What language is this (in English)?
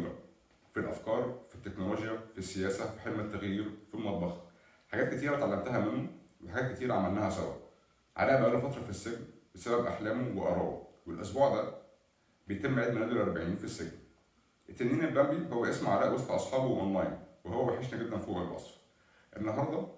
Arabic